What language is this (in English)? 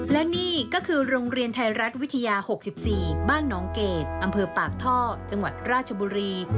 Thai